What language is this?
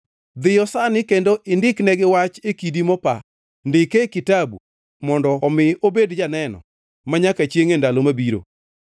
Luo (Kenya and Tanzania)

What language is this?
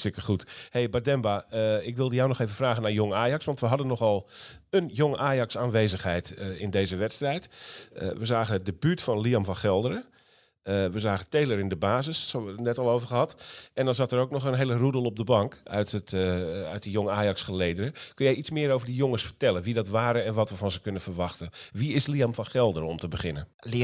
Dutch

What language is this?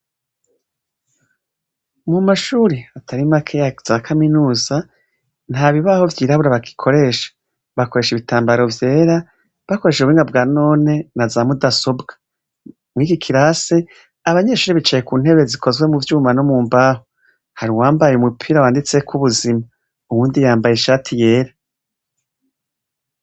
Rundi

